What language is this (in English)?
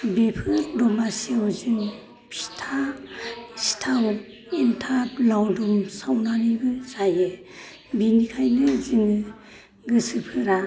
Bodo